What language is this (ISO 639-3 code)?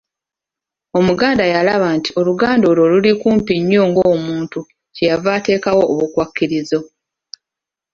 lug